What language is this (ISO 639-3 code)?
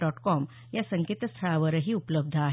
mar